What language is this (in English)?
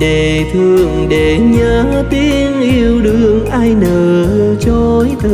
Vietnamese